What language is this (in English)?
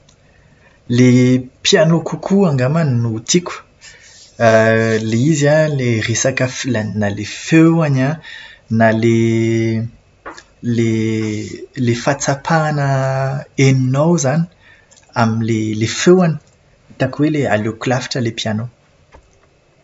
Malagasy